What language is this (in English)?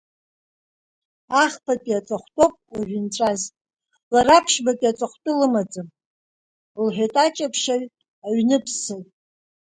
Abkhazian